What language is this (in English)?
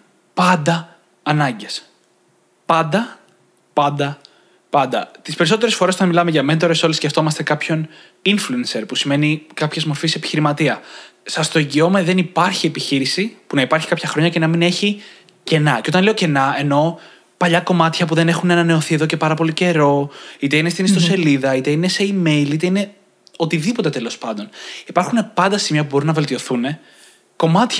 Greek